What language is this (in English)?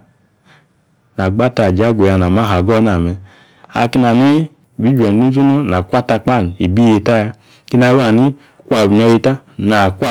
Yace